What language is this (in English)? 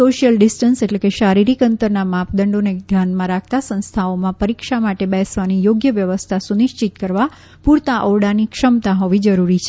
Gujarati